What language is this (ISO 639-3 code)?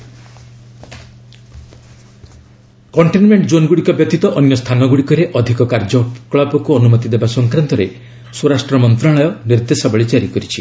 ori